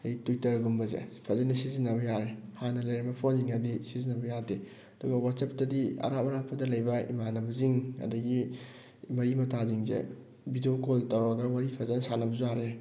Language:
Manipuri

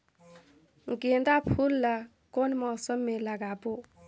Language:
Chhattisgarhi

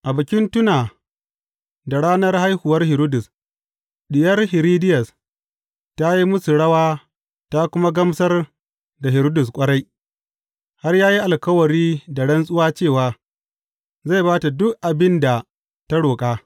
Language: Hausa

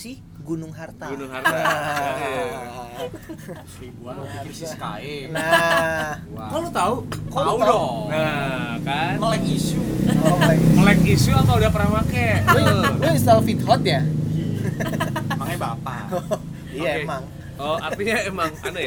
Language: Indonesian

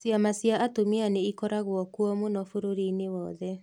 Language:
Kikuyu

